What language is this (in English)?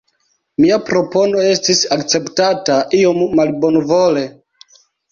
Esperanto